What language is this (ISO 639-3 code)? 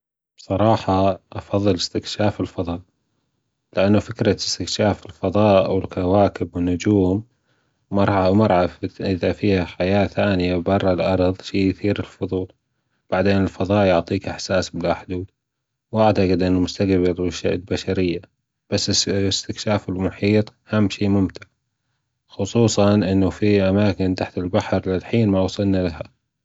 afb